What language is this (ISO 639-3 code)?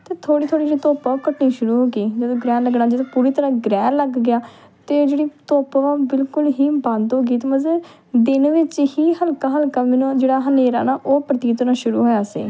pan